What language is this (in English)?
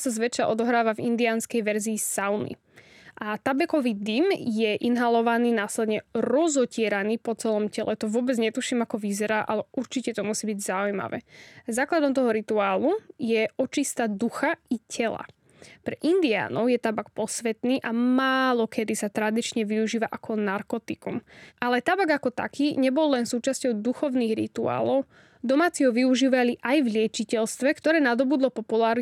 Slovak